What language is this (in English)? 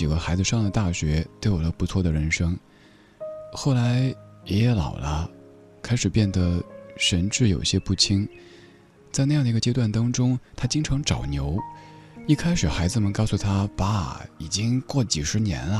Chinese